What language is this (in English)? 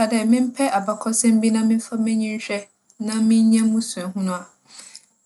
Akan